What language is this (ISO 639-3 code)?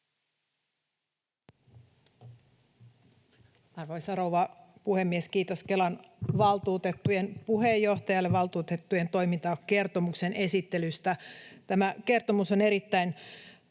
fin